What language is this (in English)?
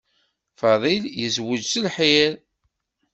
Kabyle